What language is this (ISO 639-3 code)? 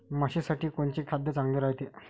mar